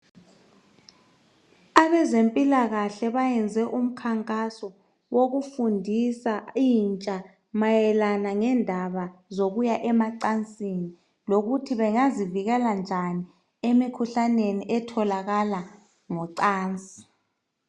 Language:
North Ndebele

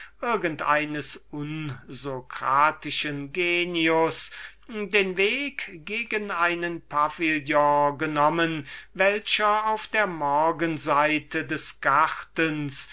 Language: German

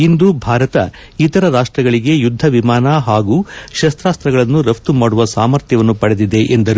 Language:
Kannada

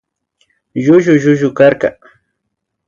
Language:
Imbabura Highland Quichua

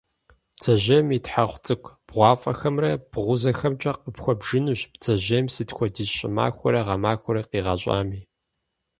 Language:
Kabardian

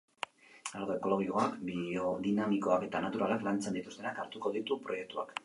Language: Basque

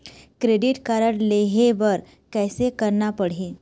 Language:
Chhattisgarhi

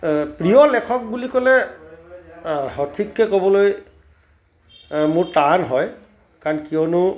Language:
Assamese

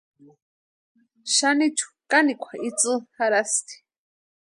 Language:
Western Highland Purepecha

